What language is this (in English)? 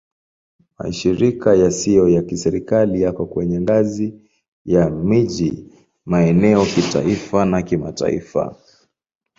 Swahili